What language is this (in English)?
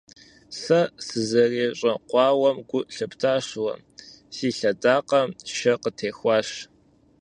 Kabardian